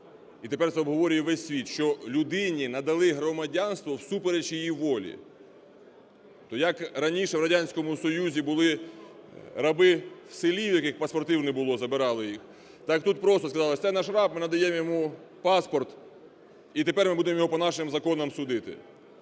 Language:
Ukrainian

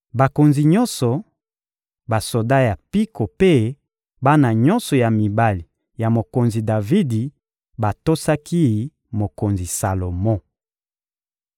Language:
Lingala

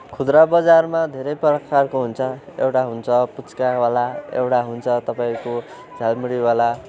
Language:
Nepali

